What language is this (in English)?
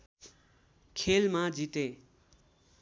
Nepali